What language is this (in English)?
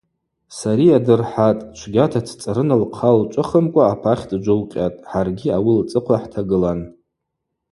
Abaza